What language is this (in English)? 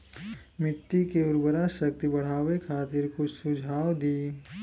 Bhojpuri